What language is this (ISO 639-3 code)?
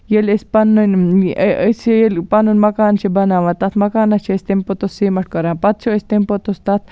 kas